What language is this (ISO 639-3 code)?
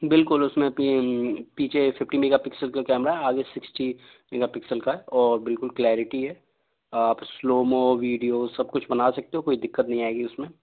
hin